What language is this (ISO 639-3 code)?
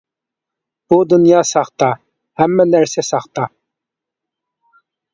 uig